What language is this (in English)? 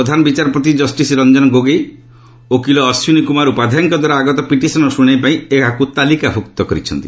Odia